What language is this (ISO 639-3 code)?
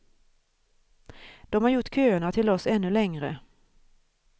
swe